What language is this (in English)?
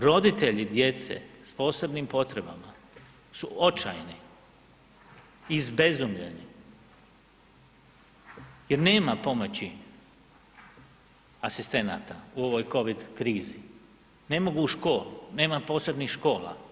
Croatian